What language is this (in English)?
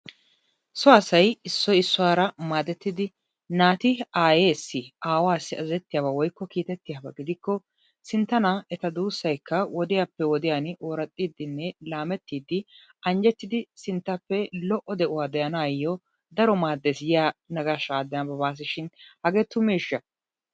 Wolaytta